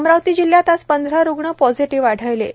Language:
Marathi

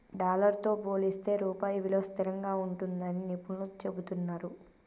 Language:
Telugu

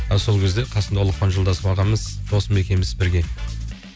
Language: Kazakh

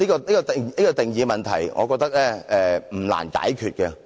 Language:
Cantonese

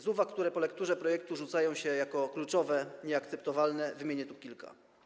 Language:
Polish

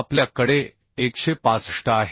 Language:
Marathi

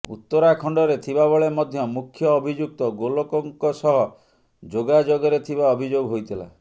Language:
Odia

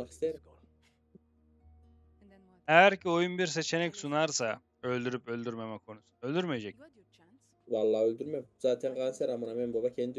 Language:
Turkish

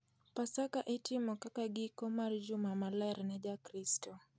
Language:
Luo (Kenya and Tanzania)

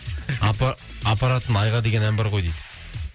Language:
Kazakh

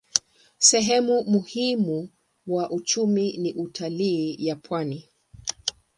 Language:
Swahili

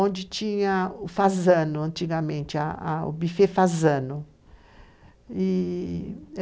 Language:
Portuguese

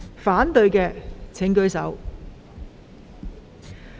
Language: Cantonese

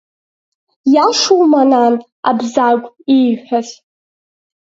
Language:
Abkhazian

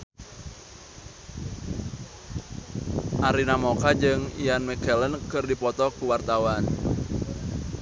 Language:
Sundanese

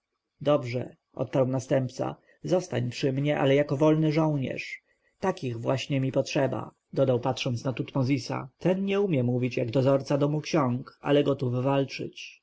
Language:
Polish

